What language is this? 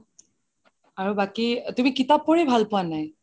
Assamese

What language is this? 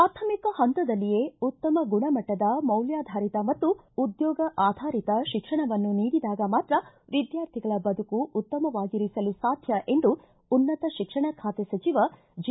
Kannada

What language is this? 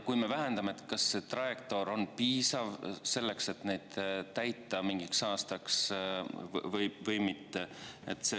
Estonian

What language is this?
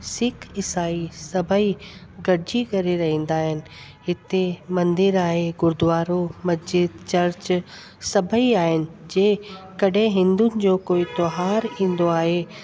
Sindhi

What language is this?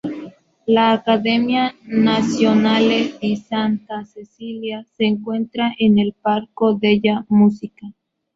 Spanish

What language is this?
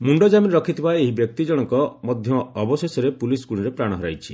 Odia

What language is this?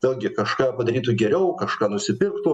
Lithuanian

